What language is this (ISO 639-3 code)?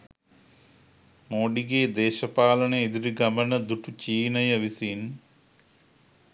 sin